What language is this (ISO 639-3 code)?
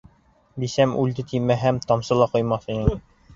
bak